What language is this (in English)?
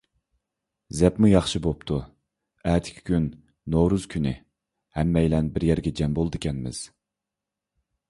Uyghur